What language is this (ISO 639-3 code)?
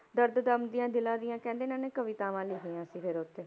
pan